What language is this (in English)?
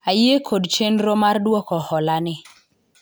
Luo (Kenya and Tanzania)